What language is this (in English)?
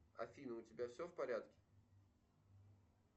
Russian